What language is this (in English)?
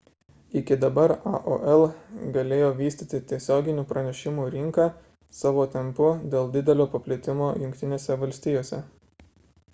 Lithuanian